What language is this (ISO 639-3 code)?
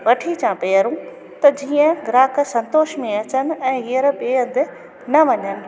snd